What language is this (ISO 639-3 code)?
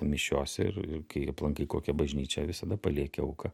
lit